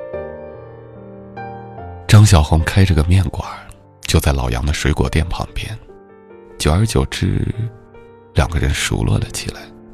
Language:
Chinese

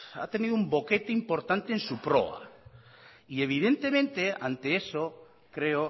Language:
Spanish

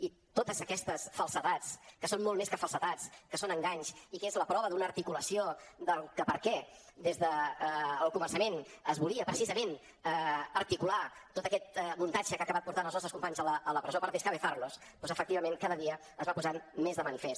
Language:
Catalan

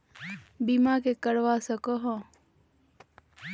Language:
Magahi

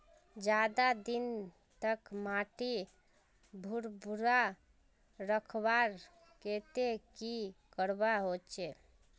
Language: Magahi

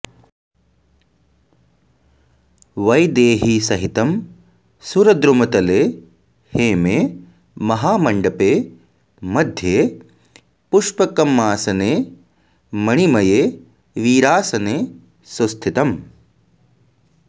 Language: Sanskrit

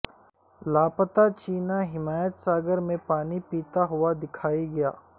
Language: Urdu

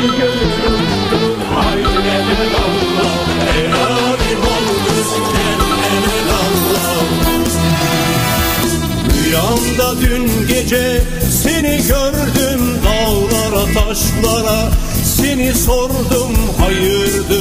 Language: Turkish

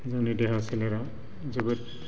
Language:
Bodo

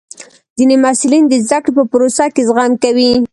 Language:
Pashto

